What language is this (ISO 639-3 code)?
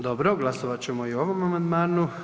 hrv